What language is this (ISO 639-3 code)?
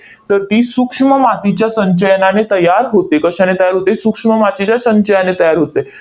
mar